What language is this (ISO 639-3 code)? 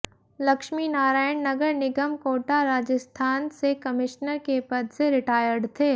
hin